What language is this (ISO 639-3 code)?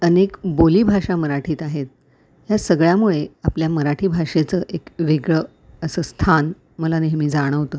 mar